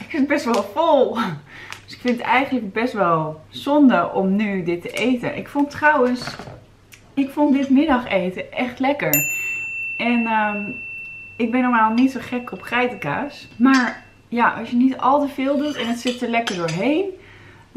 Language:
Dutch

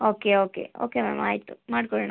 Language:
Kannada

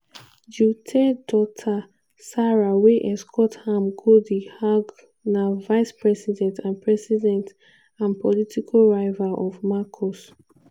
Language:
Nigerian Pidgin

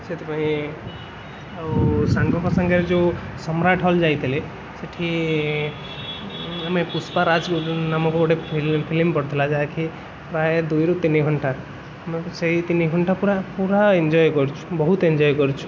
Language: Odia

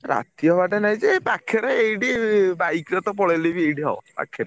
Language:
Odia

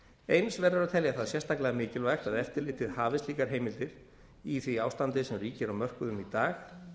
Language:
Icelandic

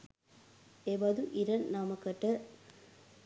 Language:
Sinhala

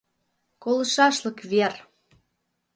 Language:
Mari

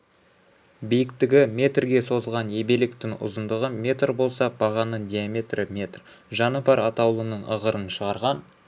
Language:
Kazakh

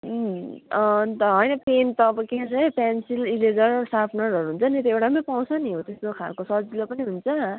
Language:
Nepali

